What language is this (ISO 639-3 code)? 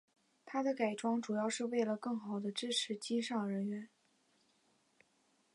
zho